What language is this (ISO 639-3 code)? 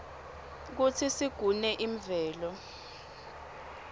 ssw